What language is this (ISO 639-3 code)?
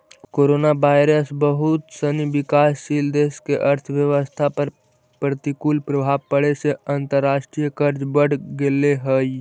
mag